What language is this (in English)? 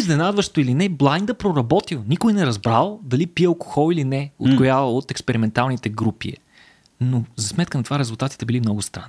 Bulgarian